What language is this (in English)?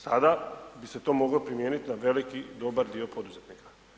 Croatian